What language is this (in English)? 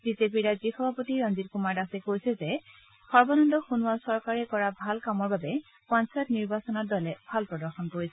Assamese